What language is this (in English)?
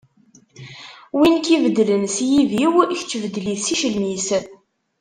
Kabyle